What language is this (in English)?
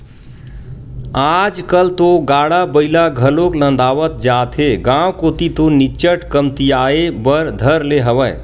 Chhattisgarhi